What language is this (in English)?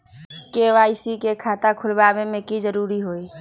Magahi